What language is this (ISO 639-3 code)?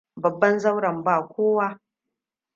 hau